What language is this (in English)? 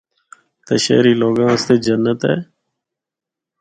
Northern Hindko